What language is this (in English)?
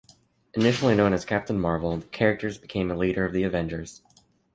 English